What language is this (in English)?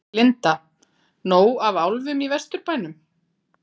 Icelandic